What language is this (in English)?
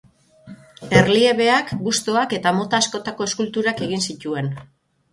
Basque